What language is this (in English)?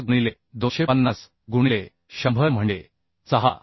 Marathi